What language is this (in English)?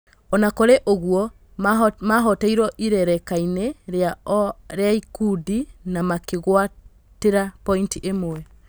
Kikuyu